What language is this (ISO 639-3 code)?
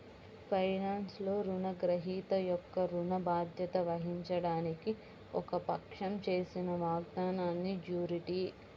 tel